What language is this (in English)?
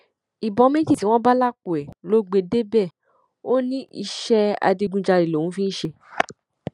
Yoruba